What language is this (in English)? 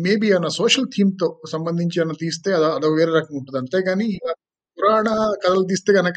Telugu